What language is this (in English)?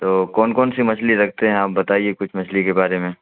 Urdu